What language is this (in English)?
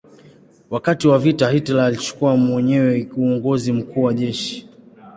Swahili